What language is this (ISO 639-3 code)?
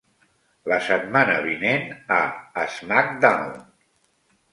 cat